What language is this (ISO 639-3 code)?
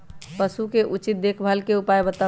mag